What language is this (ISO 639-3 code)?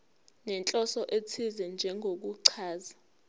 zul